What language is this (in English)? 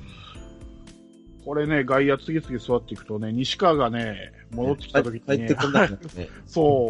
Japanese